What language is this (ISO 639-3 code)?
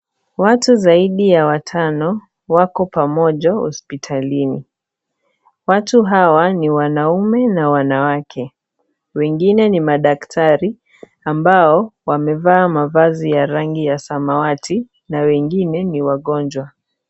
swa